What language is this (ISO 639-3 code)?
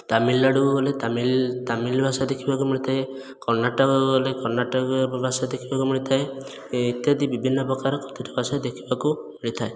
ori